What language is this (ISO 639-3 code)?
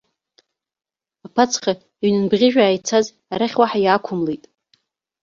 abk